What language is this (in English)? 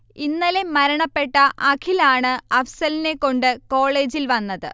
Malayalam